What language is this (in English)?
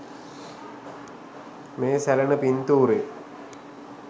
Sinhala